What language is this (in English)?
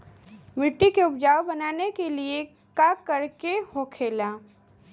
Bhojpuri